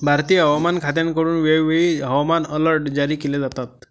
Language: Marathi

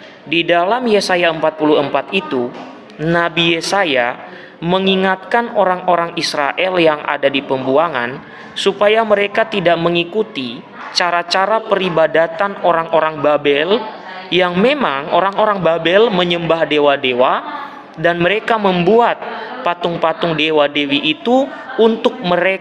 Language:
Indonesian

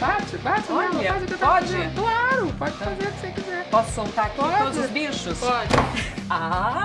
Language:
Portuguese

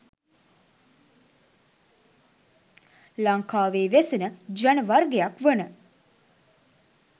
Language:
Sinhala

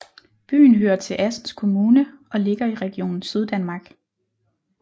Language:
Danish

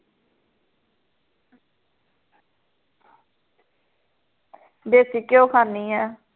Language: Punjabi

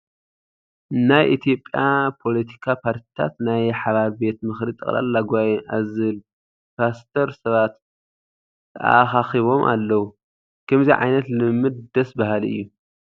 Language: Tigrinya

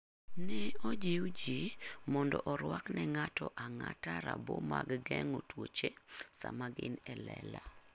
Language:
Luo (Kenya and Tanzania)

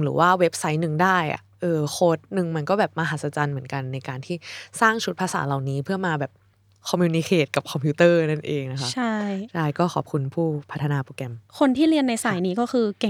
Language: Thai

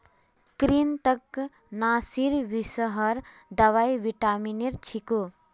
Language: Magahi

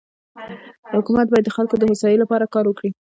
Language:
Pashto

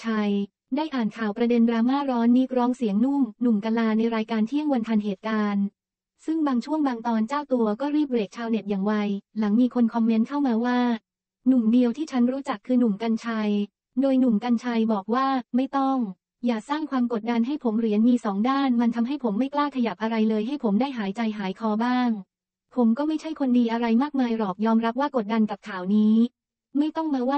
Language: Thai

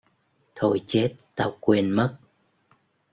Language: Vietnamese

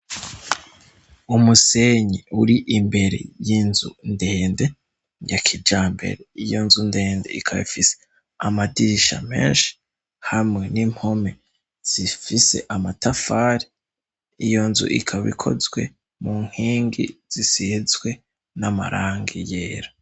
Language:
Rundi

